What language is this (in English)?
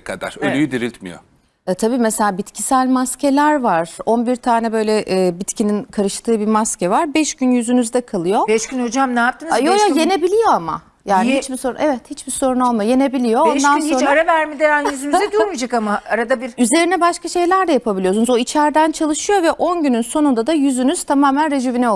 Turkish